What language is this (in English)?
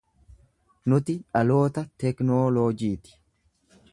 Oromo